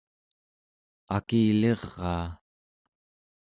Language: Central Yupik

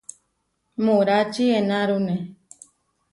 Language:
Huarijio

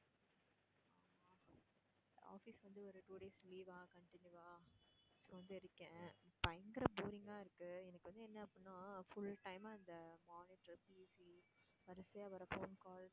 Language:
Tamil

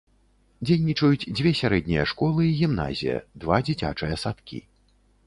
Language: Belarusian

